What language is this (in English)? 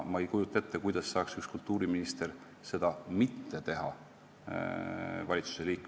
Estonian